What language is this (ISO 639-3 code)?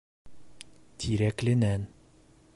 bak